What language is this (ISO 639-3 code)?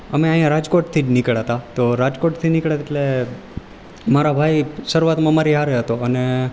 guj